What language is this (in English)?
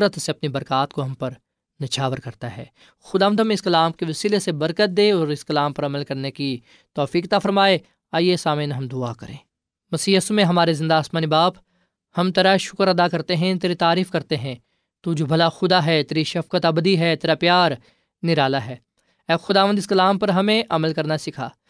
Urdu